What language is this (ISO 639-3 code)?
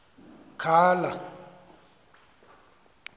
xho